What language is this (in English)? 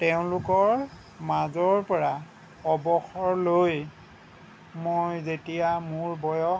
Assamese